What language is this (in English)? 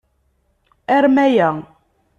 Kabyle